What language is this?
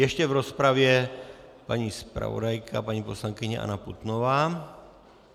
Czech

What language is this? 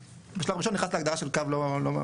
Hebrew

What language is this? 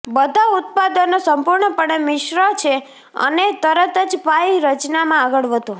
Gujarati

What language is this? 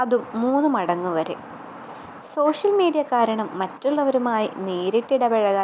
Malayalam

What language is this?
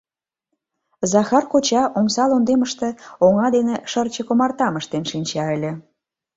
Mari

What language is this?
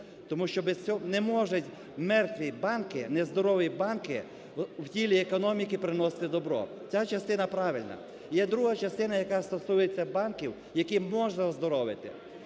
Ukrainian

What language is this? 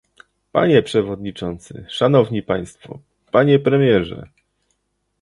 Polish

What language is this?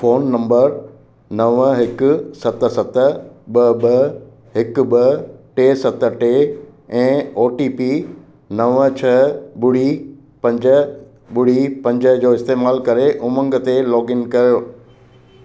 Sindhi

